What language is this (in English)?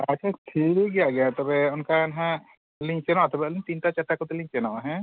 Santali